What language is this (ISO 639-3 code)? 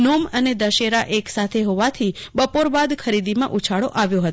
guj